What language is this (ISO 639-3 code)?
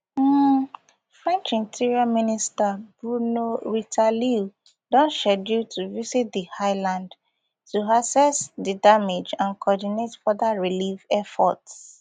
pcm